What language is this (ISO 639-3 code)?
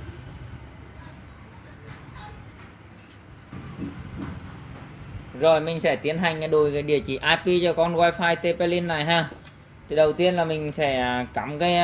vie